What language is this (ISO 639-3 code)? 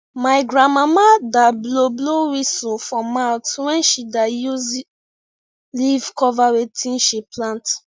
pcm